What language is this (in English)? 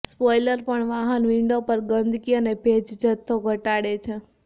Gujarati